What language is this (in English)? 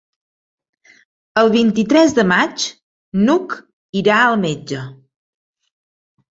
Catalan